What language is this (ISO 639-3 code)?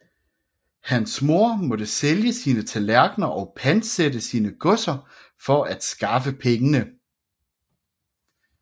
dan